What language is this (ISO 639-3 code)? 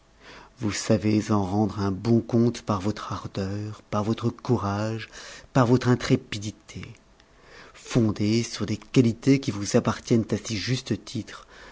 fra